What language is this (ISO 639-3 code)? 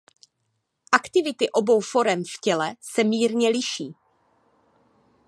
ces